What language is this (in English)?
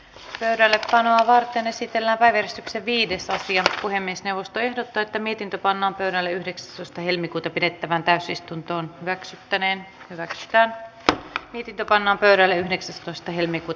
Finnish